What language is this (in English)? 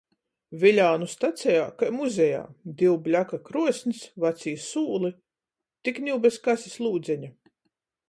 Latgalian